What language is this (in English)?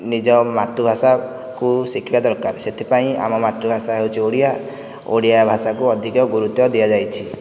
Odia